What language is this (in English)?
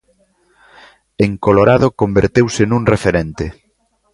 Galician